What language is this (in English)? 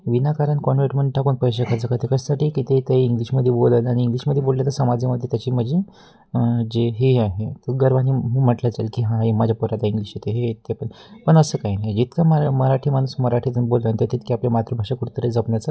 Marathi